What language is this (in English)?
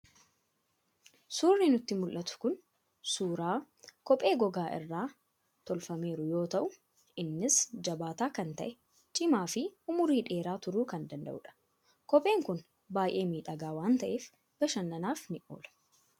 Oromo